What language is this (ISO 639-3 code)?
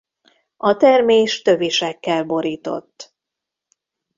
hun